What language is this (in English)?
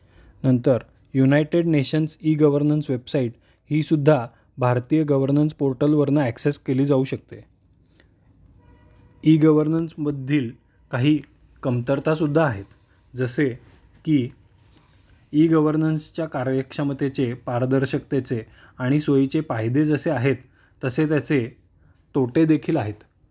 Marathi